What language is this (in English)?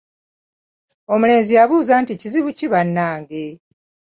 Ganda